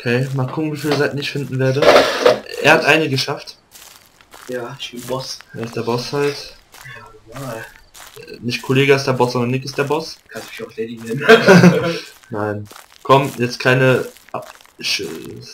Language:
German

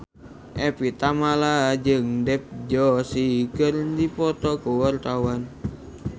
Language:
Sundanese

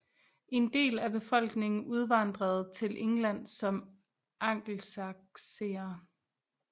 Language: Danish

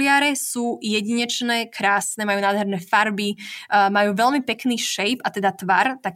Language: Slovak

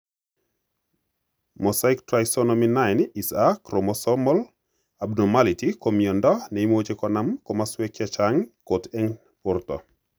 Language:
Kalenjin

